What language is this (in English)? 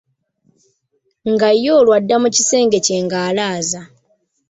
Ganda